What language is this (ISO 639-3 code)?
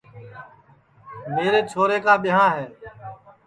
ssi